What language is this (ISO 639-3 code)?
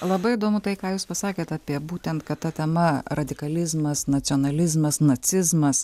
lit